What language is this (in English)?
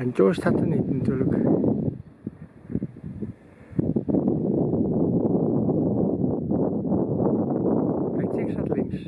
Dutch